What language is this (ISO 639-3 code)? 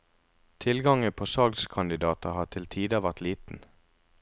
nor